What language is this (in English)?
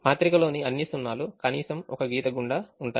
Telugu